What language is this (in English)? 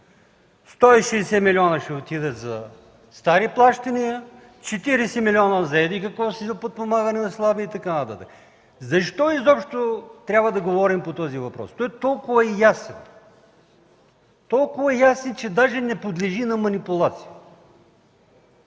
Bulgarian